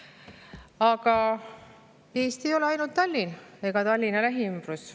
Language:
Estonian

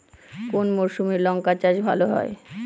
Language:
Bangla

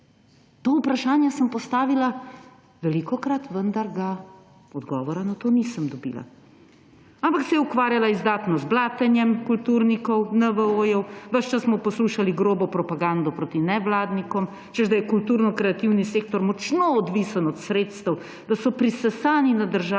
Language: Slovenian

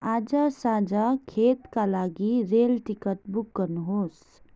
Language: Nepali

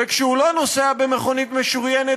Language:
Hebrew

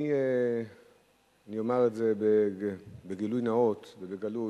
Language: Hebrew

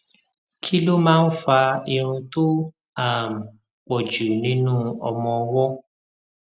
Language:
Yoruba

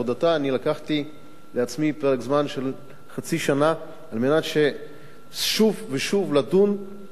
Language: Hebrew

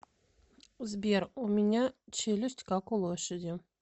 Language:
Russian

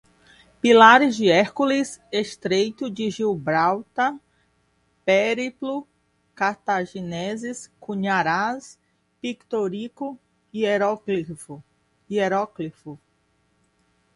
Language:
Portuguese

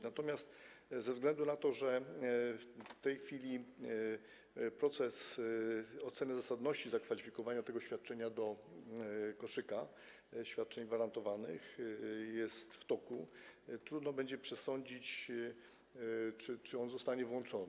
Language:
Polish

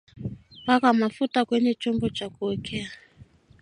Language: Swahili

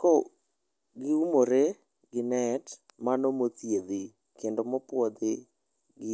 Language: Luo (Kenya and Tanzania)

